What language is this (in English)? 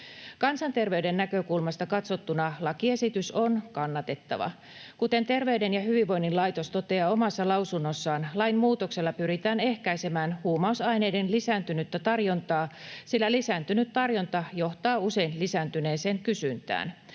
Finnish